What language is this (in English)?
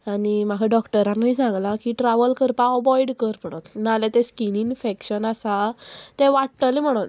Konkani